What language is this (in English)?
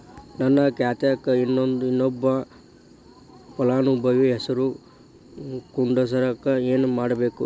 Kannada